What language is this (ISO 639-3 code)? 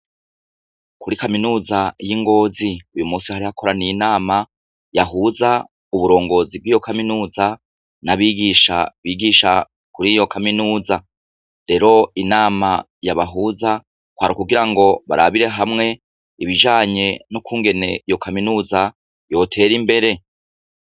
run